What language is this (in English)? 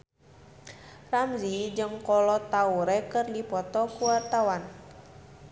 Sundanese